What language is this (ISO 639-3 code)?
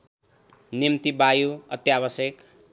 nep